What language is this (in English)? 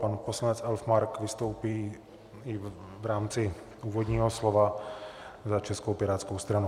Czech